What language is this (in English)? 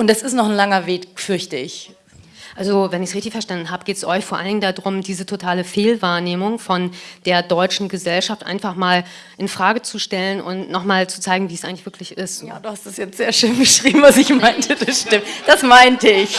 German